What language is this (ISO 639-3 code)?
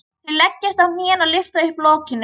isl